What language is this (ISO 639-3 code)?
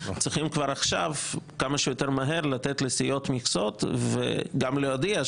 heb